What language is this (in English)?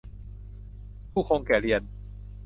Thai